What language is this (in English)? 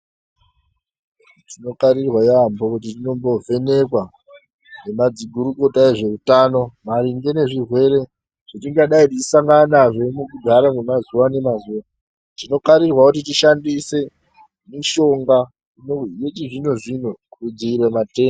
Ndau